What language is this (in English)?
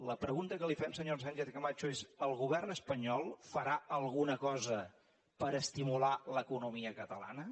Catalan